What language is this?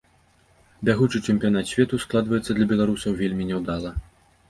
Belarusian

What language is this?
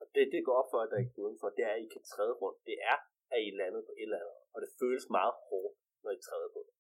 Danish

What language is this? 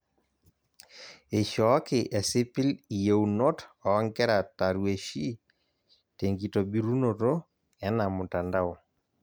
Masai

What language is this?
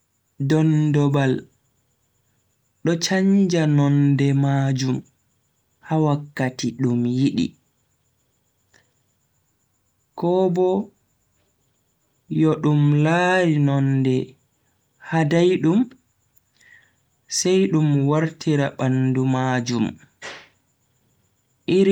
Bagirmi Fulfulde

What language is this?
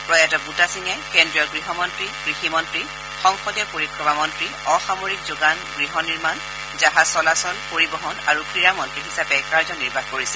Assamese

